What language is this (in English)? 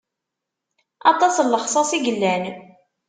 Kabyle